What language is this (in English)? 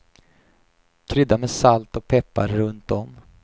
Swedish